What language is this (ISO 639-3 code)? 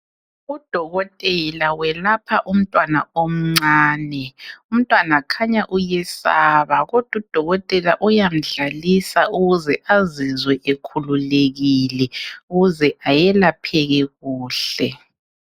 nde